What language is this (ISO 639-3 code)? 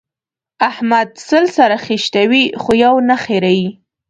pus